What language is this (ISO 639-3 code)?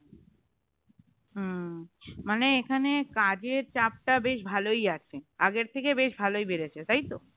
ben